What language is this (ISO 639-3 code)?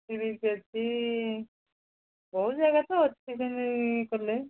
ori